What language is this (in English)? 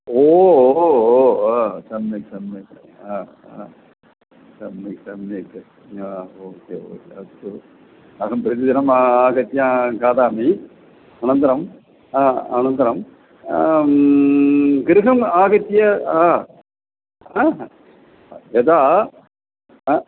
Sanskrit